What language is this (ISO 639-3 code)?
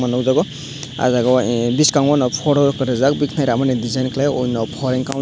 trp